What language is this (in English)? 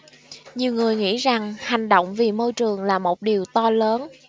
Vietnamese